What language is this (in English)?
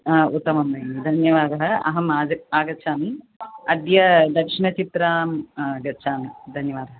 Sanskrit